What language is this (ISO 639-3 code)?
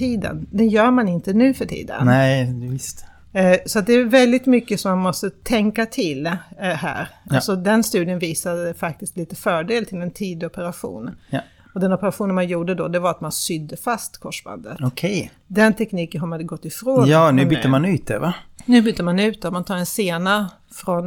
swe